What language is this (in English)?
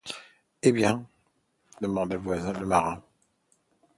French